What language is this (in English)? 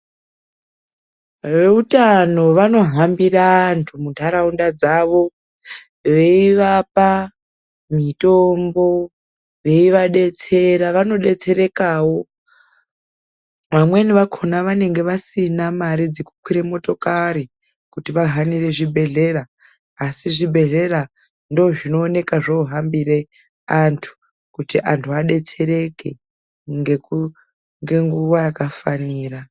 Ndau